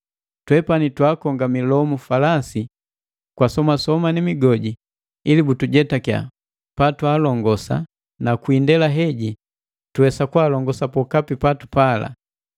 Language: Matengo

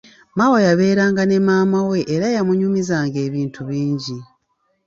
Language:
Ganda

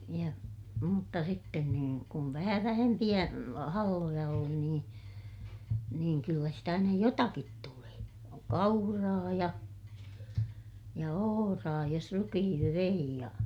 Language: Finnish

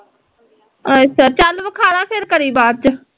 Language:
Punjabi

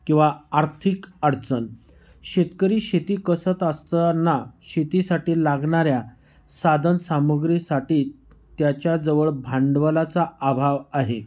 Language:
Marathi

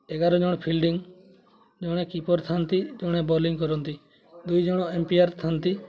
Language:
Odia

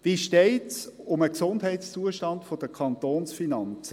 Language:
Swiss German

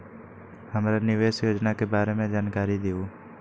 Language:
Magahi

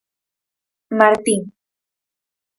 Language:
Galician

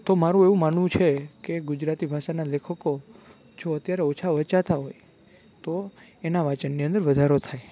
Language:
Gujarati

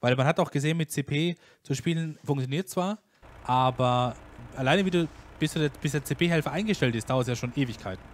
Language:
German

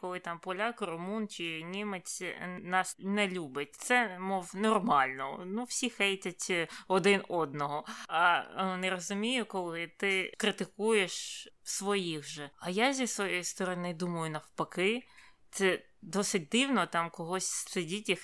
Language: Ukrainian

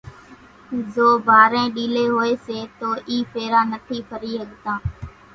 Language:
Kachi Koli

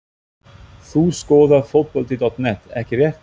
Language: Icelandic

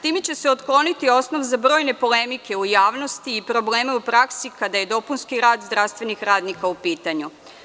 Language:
Serbian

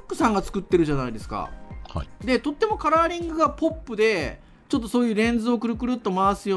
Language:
Japanese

